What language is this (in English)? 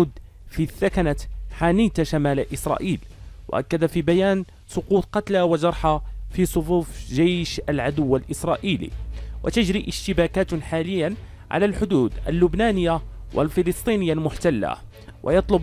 Arabic